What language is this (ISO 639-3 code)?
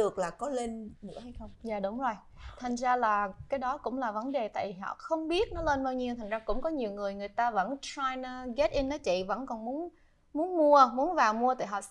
vie